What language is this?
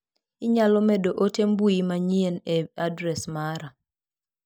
Luo (Kenya and Tanzania)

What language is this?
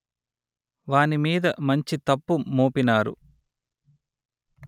Telugu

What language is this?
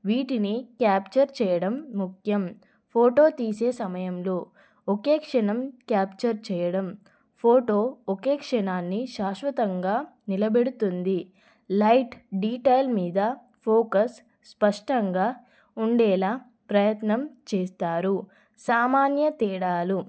Telugu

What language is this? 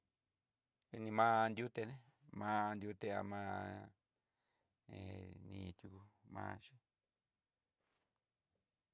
Southeastern Nochixtlán Mixtec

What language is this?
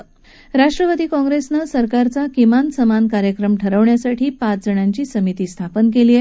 Marathi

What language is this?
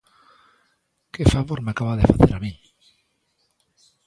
Galician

